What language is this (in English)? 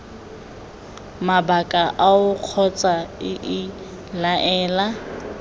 Tswana